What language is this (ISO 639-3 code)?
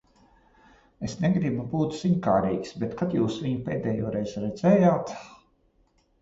lav